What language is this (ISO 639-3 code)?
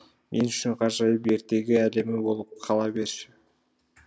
kaz